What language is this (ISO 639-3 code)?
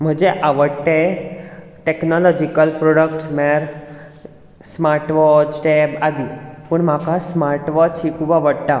kok